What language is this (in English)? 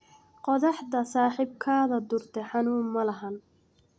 Somali